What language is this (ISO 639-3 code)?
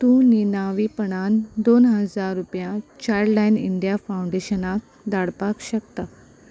kok